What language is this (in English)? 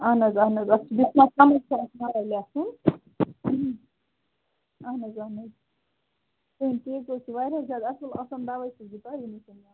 Kashmiri